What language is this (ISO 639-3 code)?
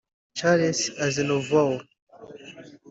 kin